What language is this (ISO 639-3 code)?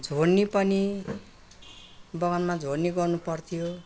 nep